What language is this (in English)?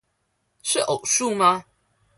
Chinese